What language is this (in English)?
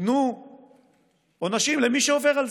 Hebrew